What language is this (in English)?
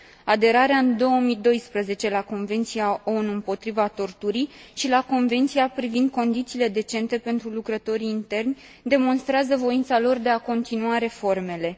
Romanian